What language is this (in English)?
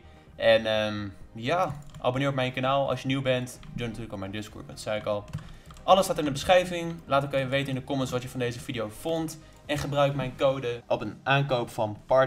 Dutch